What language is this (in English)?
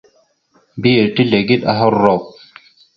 Mada (Cameroon)